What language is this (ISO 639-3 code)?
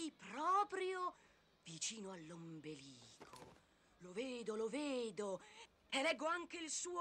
ita